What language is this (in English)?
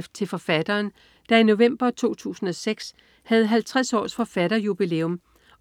Danish